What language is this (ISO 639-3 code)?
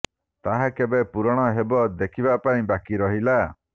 ori